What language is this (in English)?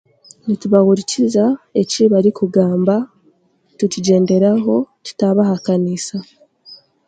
Chiga